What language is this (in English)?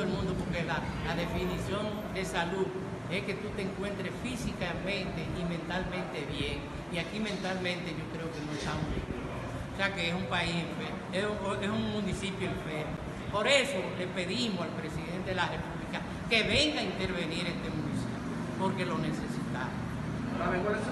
Spanish